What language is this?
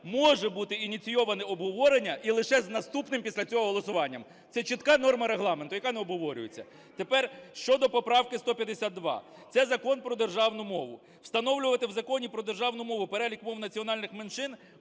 Ukrainian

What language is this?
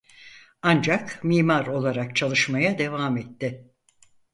Turkish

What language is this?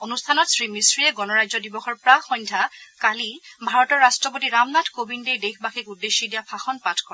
Assamese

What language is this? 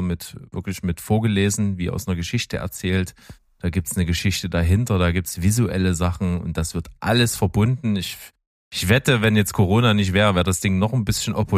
German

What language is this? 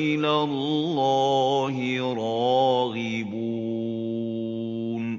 Arabic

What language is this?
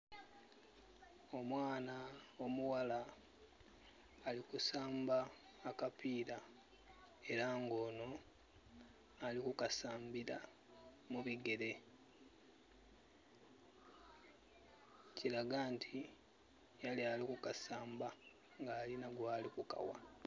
Soga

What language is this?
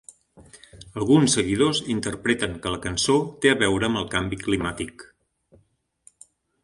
Catalan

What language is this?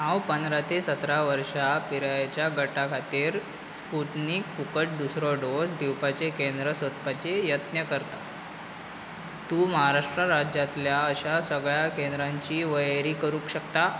Konkani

